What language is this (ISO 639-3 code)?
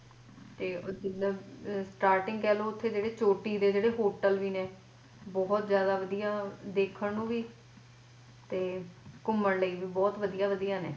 pan